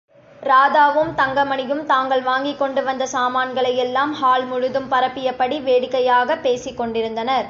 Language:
Tamil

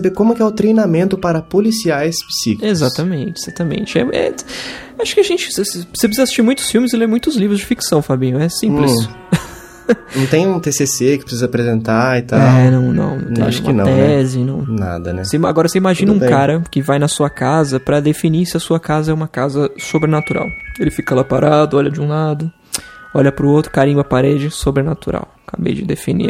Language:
Portuguese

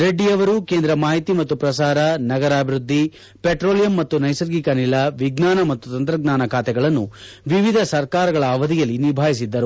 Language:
Kannada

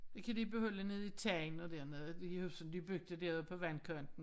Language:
Danish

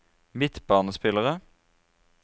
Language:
Norwegian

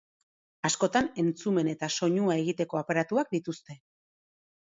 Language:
Basque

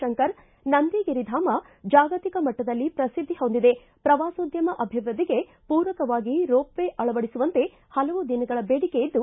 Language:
Kannada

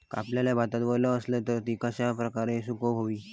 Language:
Marathi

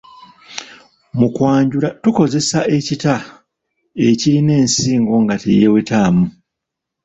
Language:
Ganda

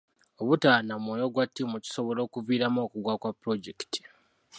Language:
Ganda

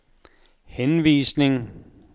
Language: Danish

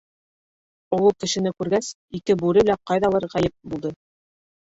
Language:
Bashkir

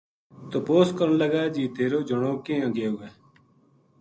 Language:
Gujari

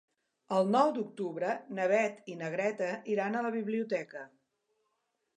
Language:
Catalan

